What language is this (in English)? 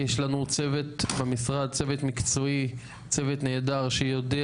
Hebrew